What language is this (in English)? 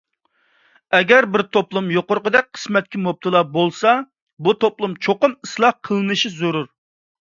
Uyghur